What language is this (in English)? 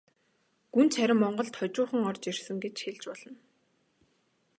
Mongolian